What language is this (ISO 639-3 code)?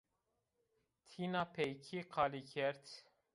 zza